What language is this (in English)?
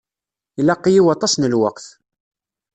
Kabyle